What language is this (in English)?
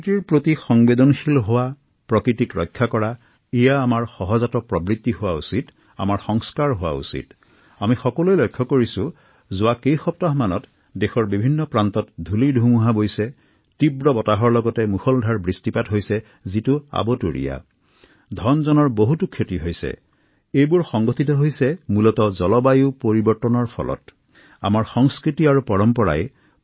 Assamese